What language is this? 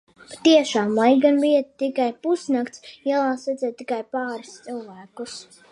Latvian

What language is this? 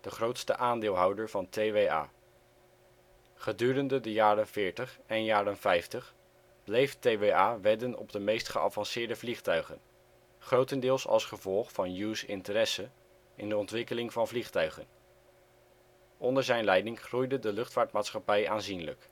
Dutch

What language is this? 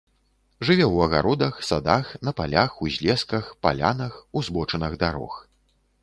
Belarusian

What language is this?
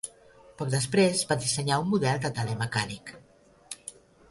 Catalan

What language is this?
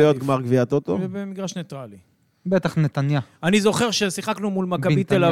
Hebrew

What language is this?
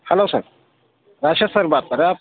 Urdu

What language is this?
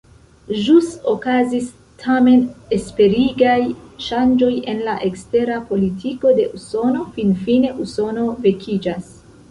Esperanto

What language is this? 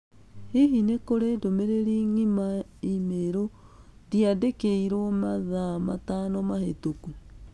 Kikuyu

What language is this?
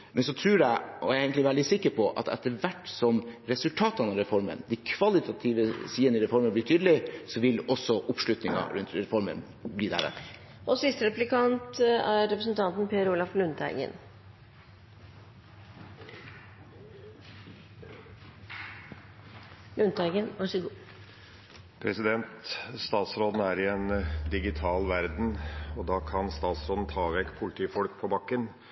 Norwegian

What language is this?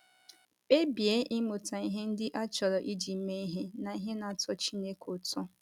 Igbo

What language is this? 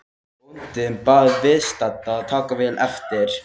Icelandic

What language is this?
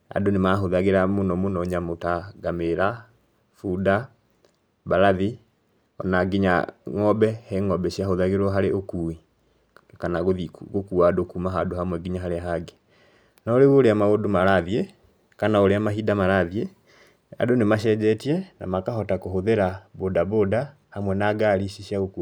Kikuyu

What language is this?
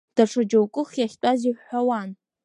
Abkhazian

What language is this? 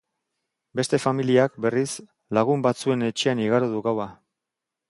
Basque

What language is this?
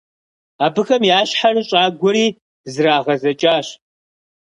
Kabardian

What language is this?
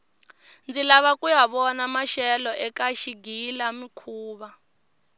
Tsonga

